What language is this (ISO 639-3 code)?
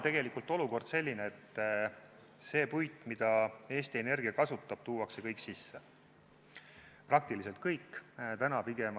est